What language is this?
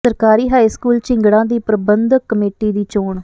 Punjabi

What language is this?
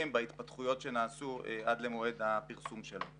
Hebrew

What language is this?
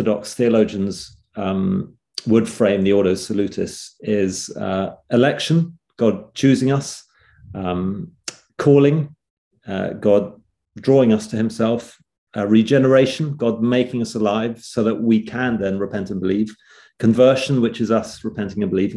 English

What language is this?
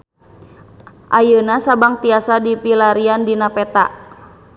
Sundanese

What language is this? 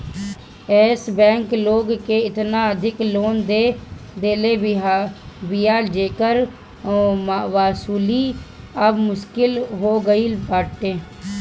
Bhojpuri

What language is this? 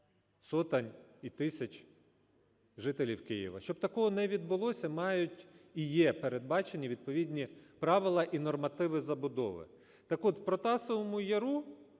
Ukrainian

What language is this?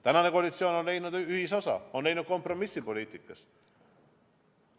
Estonian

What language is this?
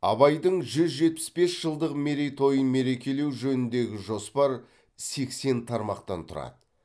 Kazakh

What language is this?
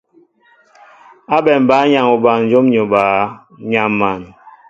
Mbo (Cameroon)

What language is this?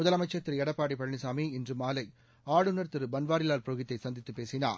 Tamil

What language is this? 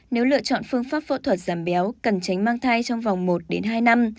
Vietnamese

